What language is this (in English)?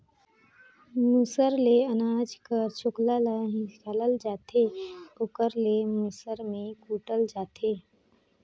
Chhattisgarhi